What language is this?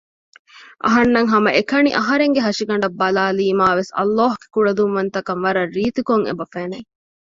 Divehi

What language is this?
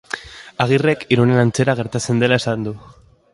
Basque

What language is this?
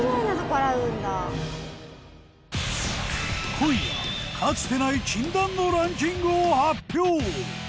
Japanese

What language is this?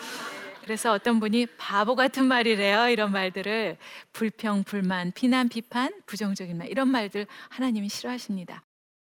Korean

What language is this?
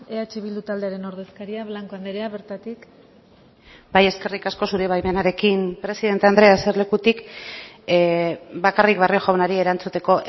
Basque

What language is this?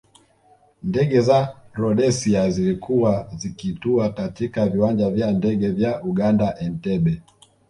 Swahili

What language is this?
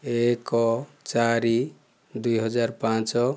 Odia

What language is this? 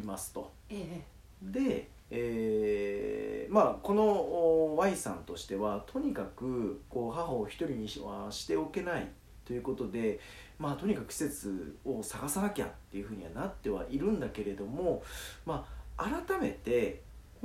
Japanese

